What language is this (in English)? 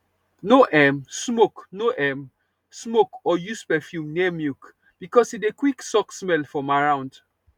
Nigerian Pidgin